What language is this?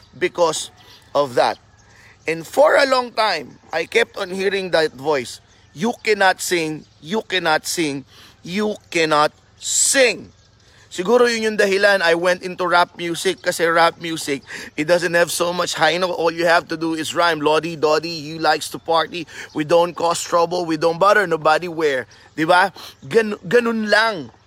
Filipino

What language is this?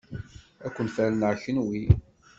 Kabyle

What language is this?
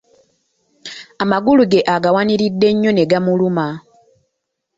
Ganda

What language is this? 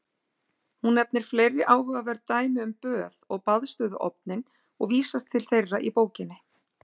Icelandic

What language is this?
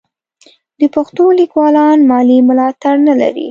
Pashto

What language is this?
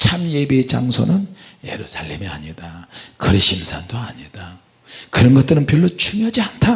Korean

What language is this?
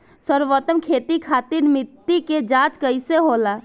Bhojpuri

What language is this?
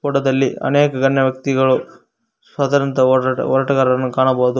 Kannada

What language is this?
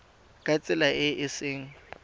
Tswana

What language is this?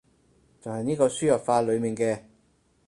Cantonese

